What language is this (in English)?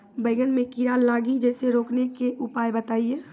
Maithili